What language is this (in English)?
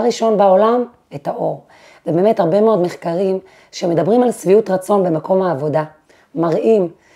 Hebrew